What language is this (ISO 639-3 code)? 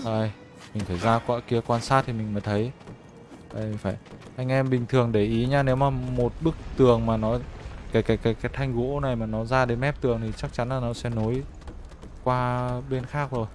vie